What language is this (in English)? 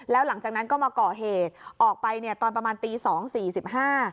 Thai